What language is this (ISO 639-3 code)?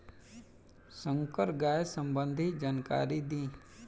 bho